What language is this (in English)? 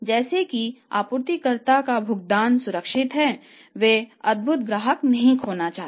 Hindi